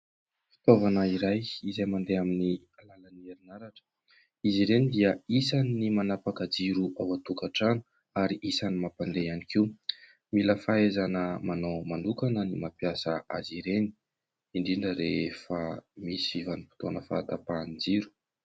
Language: Malagasy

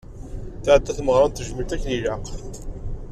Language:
Kabyle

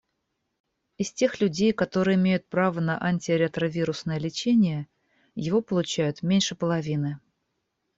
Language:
Russian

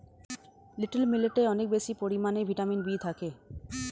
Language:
Bangla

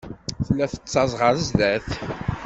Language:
Kabyle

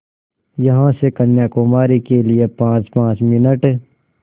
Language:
Hindi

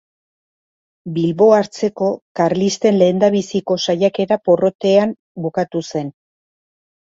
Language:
Basque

